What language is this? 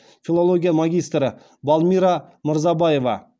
Kazakh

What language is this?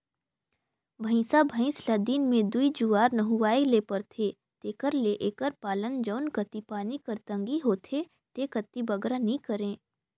Chhattisgarhi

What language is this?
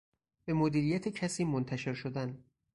Persian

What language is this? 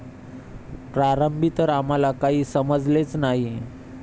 Marathi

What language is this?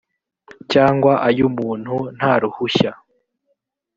Kinyarwanda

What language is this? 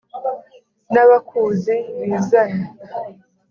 Kinyarwanda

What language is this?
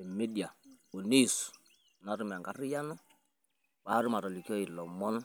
Masai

